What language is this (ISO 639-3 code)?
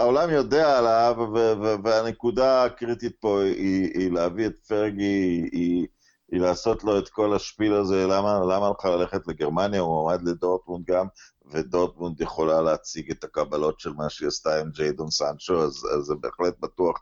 heb